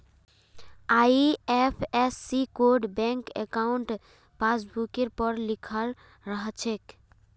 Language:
Magahi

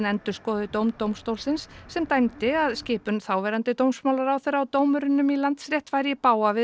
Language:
Icelandic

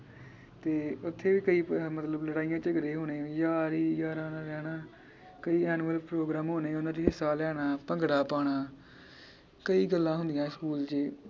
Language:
Punjabi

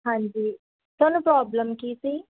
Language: Punjabi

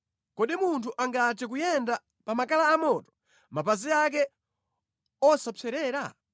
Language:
Nyanja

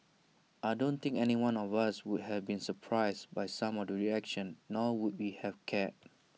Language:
English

